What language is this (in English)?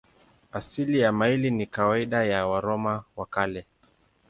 Swahili